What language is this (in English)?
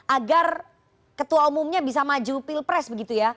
Indonesian